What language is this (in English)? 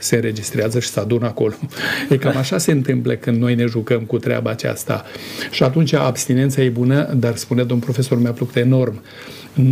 Romanian